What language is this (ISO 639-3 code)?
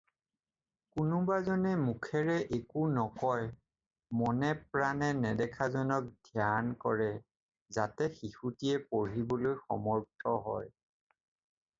asm